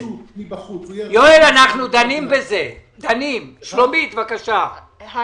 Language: Hebrew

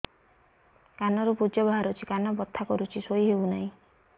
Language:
Odia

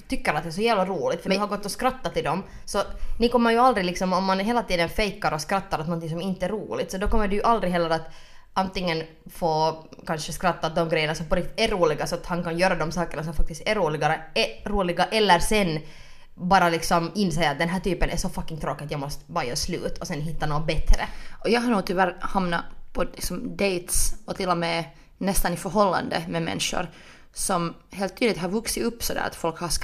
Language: Swedish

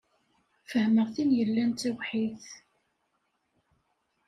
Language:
Kabyle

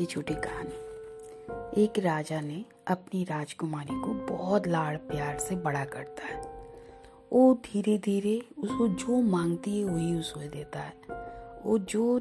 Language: Hindi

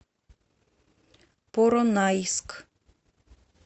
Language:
Russian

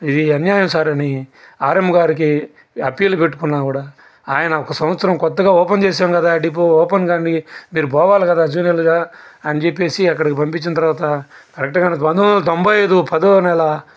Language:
Telugu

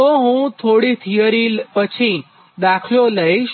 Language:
Gujarati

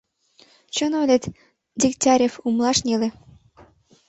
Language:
Mari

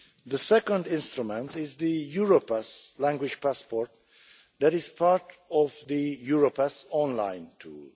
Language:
English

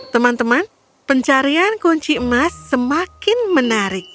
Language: Indonesian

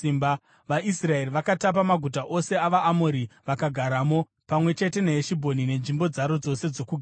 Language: Shona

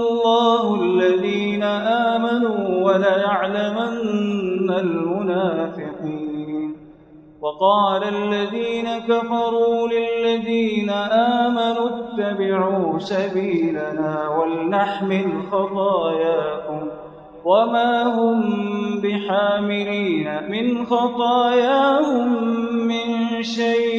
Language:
Arabic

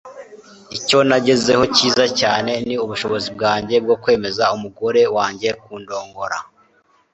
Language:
Kinyarwanda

